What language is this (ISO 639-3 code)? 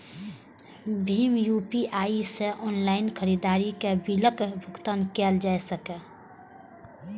mai